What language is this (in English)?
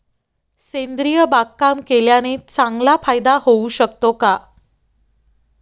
Marathi